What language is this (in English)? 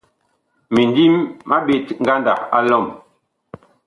Bakoko